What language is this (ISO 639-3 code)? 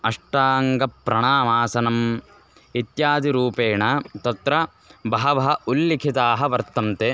san